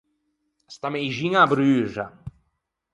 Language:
Ligurian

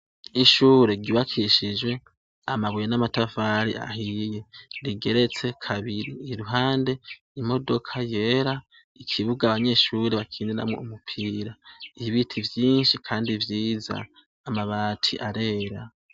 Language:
Rundi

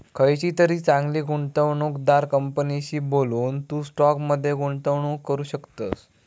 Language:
Marathi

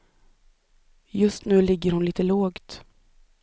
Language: Swedish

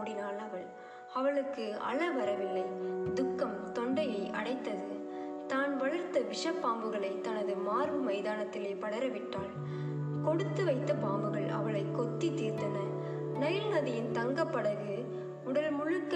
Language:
Tamil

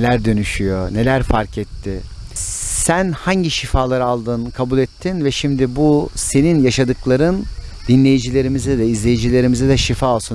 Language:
Turkish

